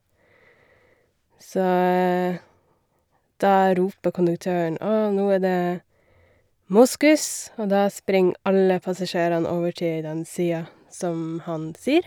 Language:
Norwegian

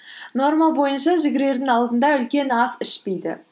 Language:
Kazakh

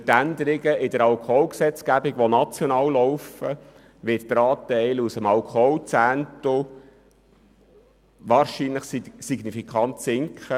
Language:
Swiss German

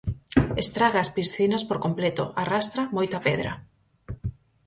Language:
Galician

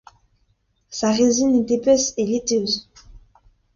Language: French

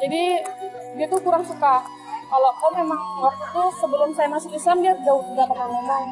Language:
Indonesian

